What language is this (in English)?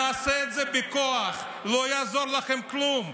Hebrew